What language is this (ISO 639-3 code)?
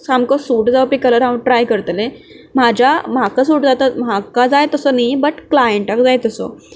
kok